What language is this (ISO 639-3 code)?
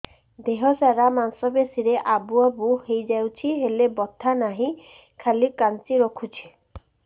ori